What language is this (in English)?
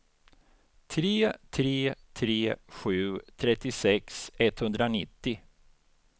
Swedish